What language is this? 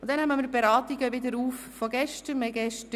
Swiss German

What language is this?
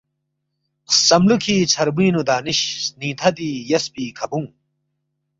Balti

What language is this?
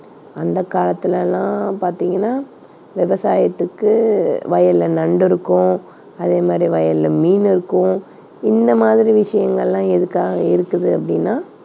Tamil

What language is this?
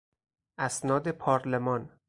Persian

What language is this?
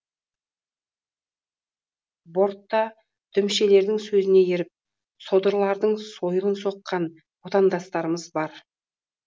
Kazakh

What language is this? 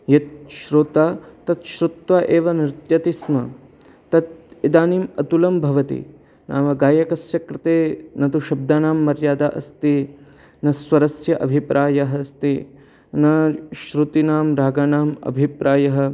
Sanskrit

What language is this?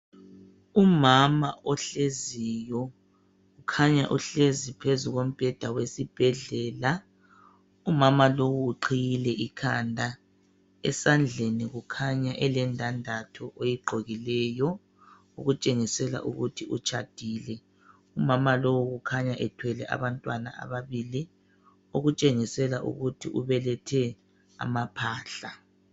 North Ndebele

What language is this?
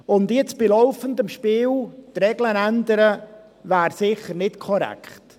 Swiss German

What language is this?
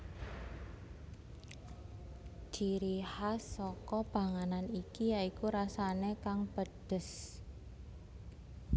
Javanese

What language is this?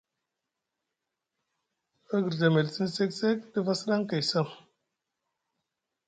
Musgu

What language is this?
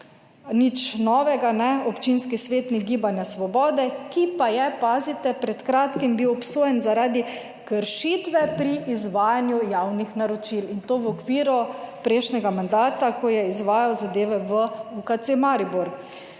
Slovenian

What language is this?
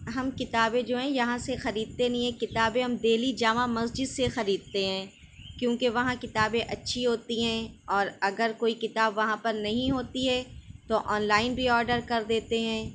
Urdu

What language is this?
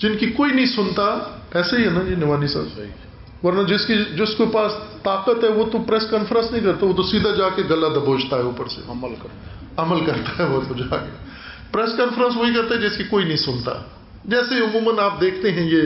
Urdu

